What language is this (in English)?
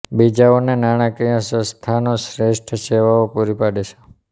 Gujarati